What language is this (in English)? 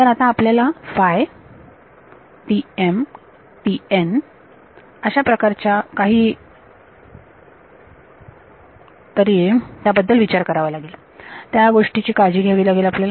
Marathi